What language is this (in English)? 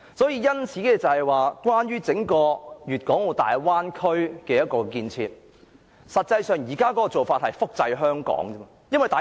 Cantonese